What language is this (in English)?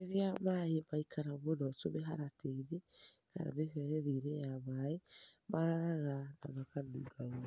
Kikuyu